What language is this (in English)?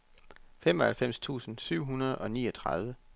Danish